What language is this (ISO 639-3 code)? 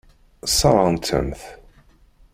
kab